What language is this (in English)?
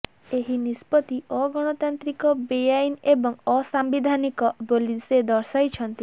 Odia